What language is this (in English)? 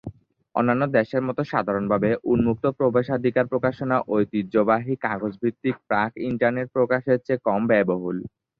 Bangla